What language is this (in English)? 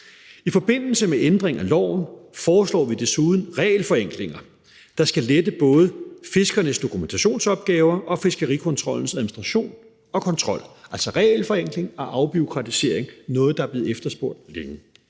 Danish